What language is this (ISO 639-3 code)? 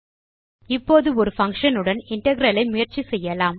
tam